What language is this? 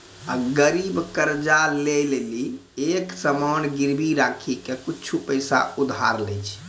Maithili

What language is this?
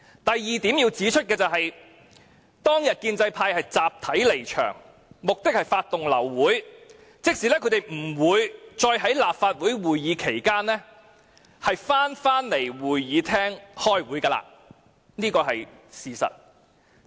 Cantonese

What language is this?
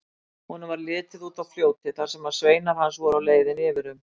Icelandic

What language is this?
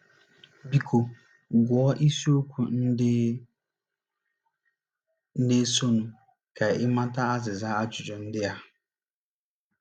Igbo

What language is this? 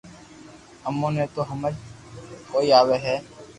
Loarki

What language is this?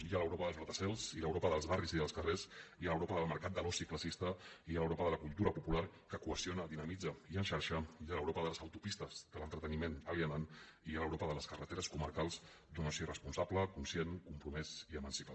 Catalan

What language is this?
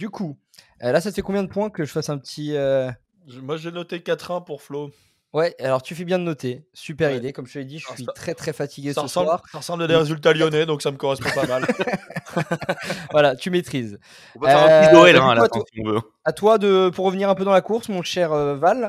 French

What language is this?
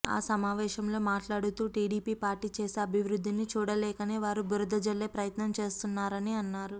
Telugu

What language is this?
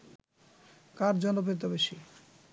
Bangla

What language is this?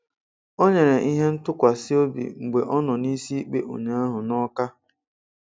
Igbo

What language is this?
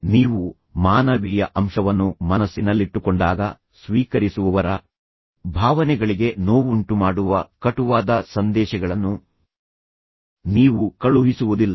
Kannada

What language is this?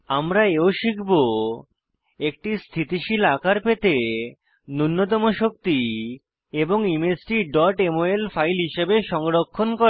Bangla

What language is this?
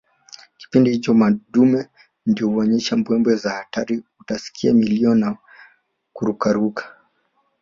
Swahili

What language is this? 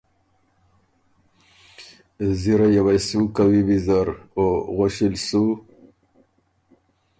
Ormuri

